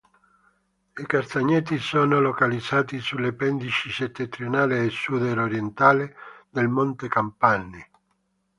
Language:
Italian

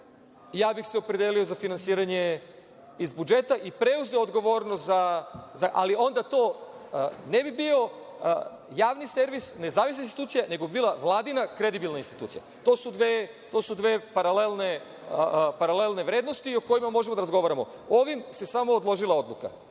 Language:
Serbian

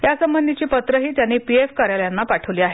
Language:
Marathi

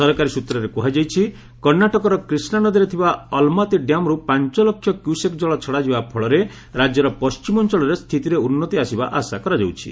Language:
Odia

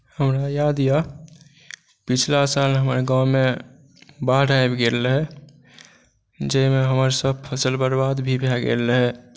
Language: Maithili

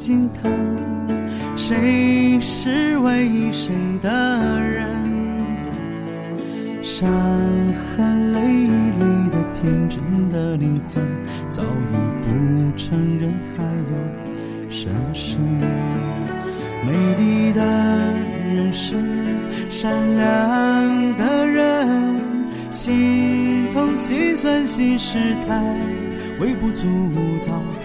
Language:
Chinese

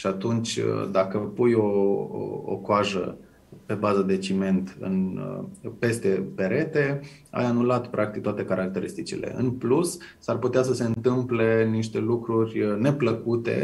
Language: Romanian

